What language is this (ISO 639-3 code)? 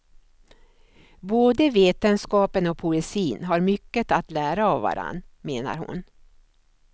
swe